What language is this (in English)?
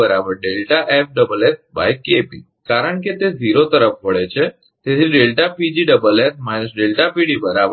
Gujarati